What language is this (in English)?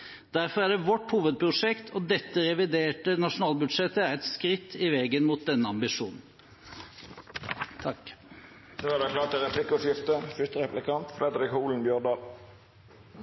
Norwegian